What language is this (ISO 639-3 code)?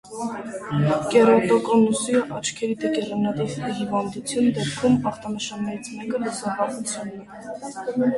hye